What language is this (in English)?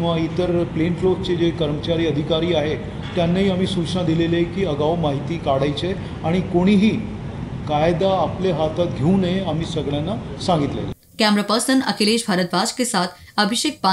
Hindi